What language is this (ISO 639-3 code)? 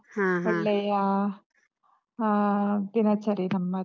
kan